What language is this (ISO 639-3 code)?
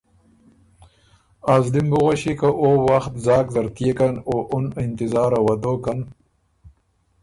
oru